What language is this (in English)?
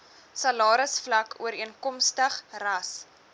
Afrikaans